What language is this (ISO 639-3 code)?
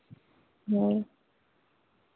sat